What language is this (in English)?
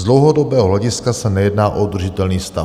Czech